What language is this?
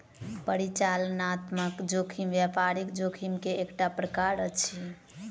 Maithili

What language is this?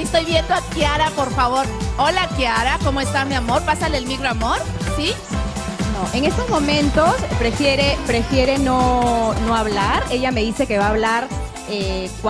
Spanish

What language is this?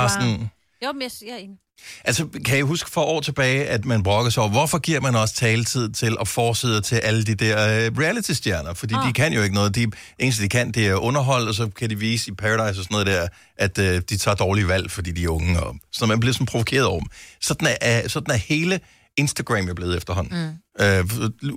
Danish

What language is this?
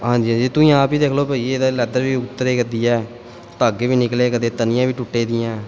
Punjabi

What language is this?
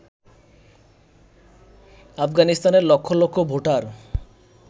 Bangla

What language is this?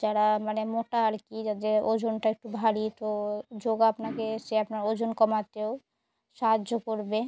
Bangla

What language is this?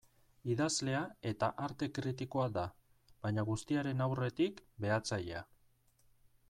Basque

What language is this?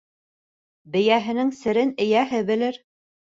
Bashkir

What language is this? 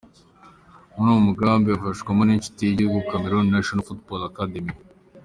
Kinyarwanda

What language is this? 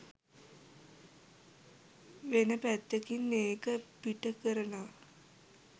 Sinhala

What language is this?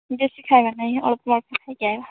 Odia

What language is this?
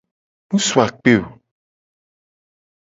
Gen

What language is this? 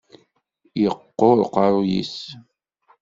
Kabyle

